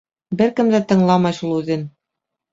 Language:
Bashkir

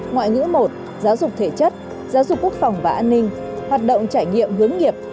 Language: Vietnamese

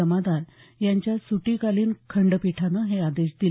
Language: Marathi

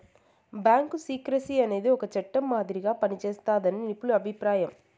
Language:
Telugu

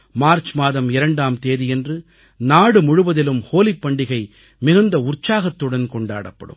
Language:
Tamil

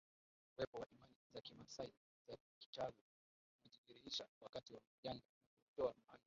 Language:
Swahili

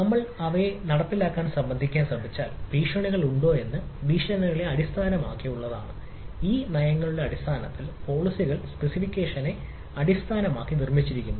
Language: Malayalam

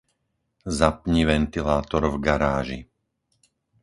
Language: Slovak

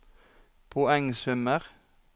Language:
Norwegian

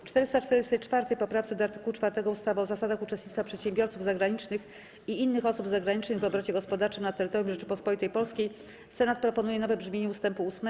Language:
Polish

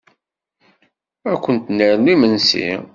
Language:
Kabyle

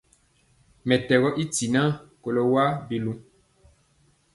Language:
Mpiemo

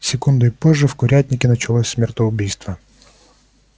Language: Russian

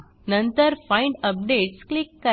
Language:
Marathi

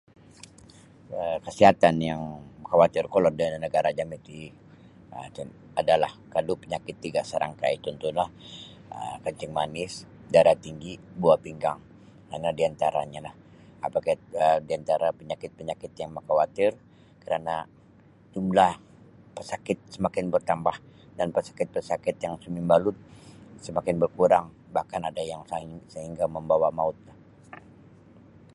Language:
Sabah Bisaya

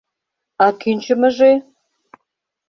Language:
Mari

